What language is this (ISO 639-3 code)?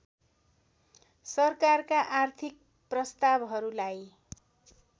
nep